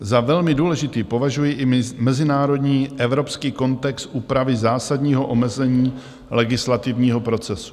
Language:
Czech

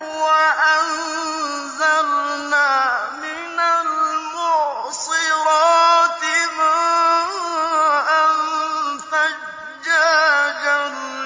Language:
Arabic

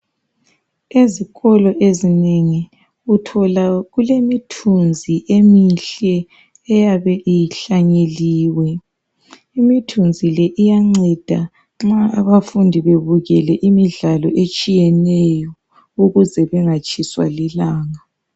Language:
North Ndebele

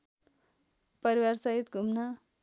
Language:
Nepali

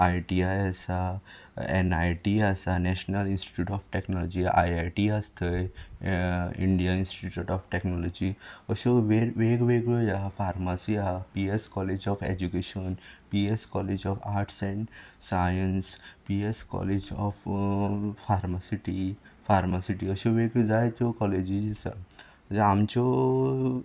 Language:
Konkani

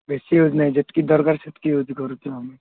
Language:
Odia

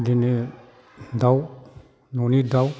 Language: Bodo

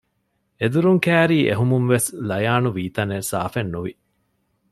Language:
Divehi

